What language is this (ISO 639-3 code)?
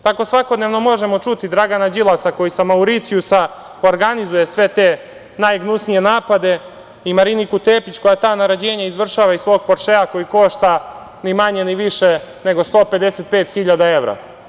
srp